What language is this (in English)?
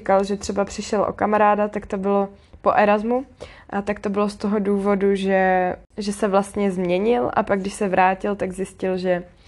Czech